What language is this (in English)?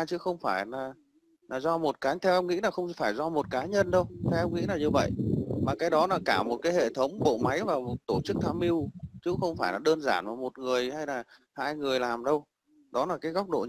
Vietnamese